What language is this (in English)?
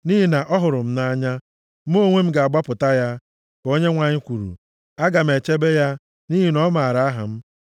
Igbo